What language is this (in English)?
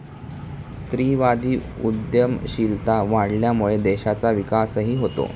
Marathi